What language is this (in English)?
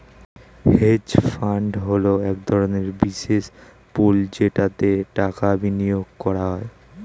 Bangla